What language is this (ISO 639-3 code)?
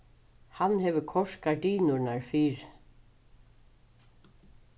fao